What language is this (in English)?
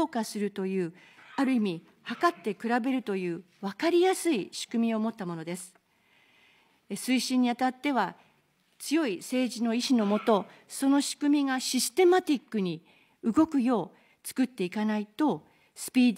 Japanese